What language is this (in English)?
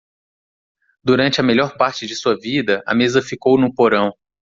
Portuguese